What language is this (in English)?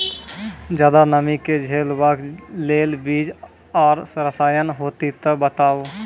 Maithili